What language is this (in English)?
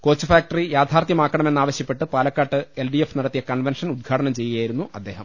Malayalam